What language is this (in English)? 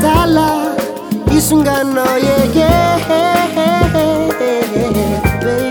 Korean